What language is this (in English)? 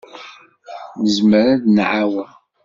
Kabyle